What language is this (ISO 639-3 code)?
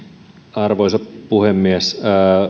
fin